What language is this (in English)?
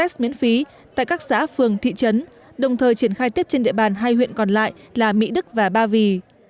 Vietnamese